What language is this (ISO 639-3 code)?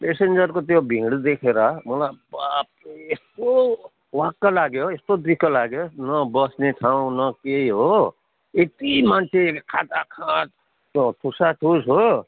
nep